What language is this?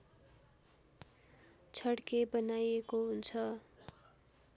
Nepali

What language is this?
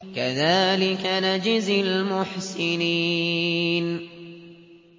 Arabic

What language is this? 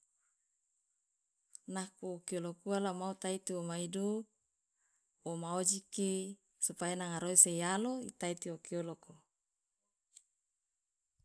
Loloda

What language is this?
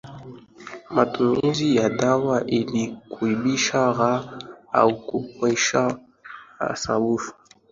Swahili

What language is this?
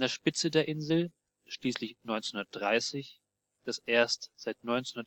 German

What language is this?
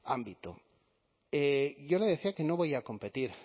Spanish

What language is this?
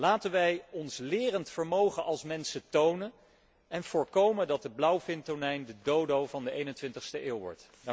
Dutch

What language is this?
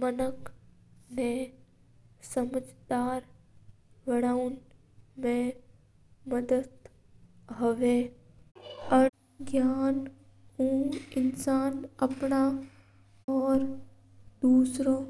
Mewari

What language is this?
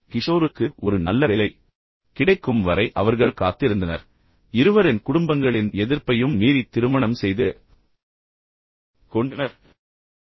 Tamil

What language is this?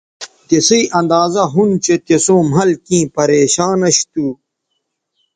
Bateri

